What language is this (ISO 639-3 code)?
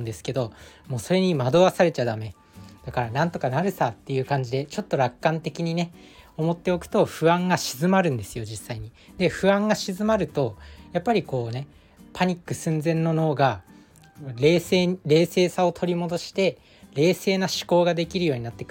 jpn